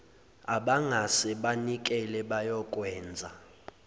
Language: Zulu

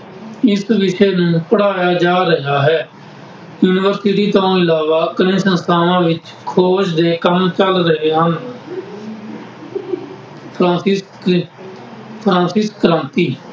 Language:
Punjabi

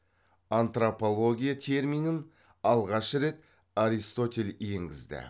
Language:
Kazakh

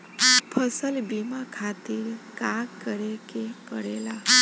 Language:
Bhojpuri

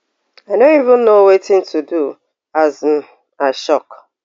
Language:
Nigerian Pidgin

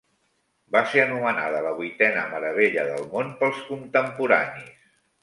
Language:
Catalan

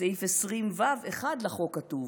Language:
Hebrew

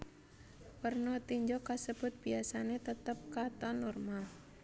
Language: Javanese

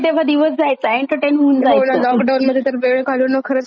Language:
Marathi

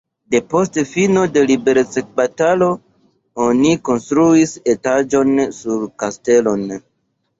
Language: Esperanto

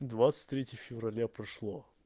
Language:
Russian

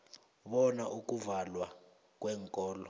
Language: South Ndebele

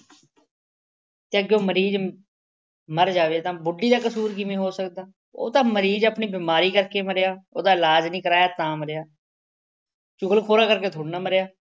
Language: Punjabi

